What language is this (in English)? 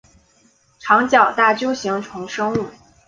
Chinese